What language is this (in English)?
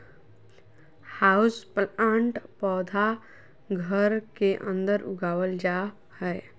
Magahi